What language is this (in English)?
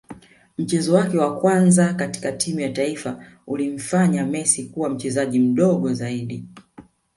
Swahili